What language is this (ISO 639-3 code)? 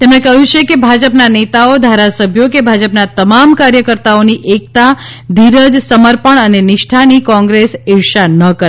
guj